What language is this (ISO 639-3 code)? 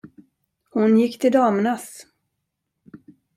swe